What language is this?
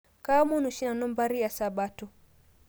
Masai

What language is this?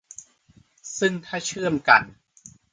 Thai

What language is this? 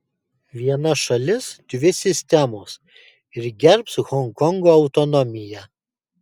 Lithuanian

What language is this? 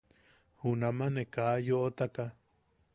Yaqui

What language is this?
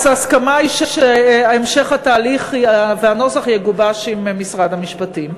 Hebrew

